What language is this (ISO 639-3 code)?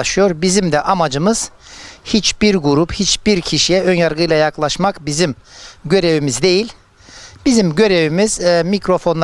tur